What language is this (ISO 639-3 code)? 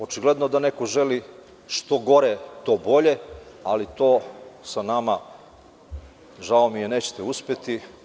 srp